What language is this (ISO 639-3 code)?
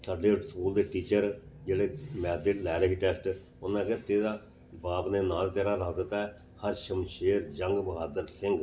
pan